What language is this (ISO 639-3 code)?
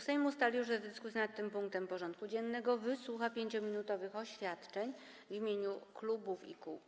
pol